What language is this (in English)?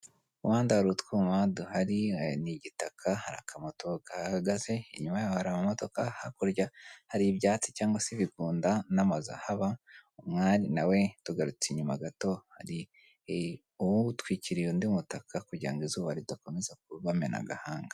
Kinyarwanda